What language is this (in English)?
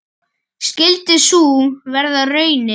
Icelandic